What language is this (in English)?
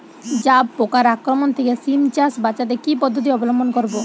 Bangla